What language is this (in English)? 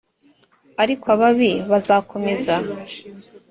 Kinyarwanda